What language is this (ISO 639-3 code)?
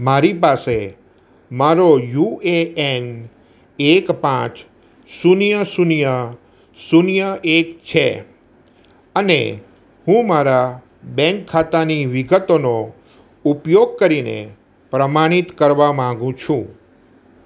guj